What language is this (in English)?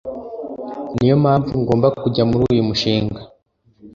Kinyarwanda